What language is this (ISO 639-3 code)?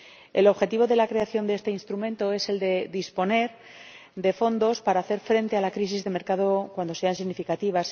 spa